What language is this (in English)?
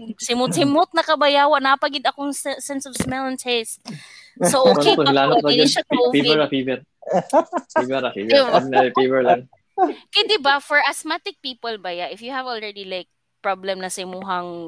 Filipino